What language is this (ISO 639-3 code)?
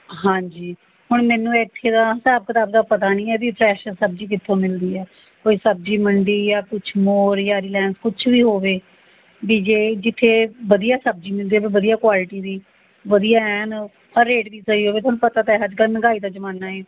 pan